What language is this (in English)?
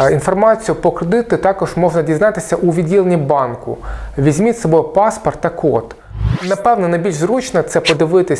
Ukrainian